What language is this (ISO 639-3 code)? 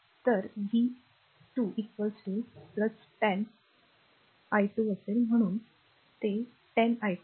mar